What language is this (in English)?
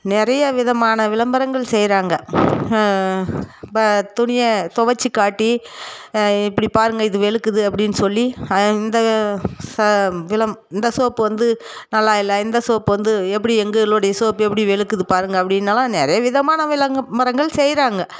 Tamil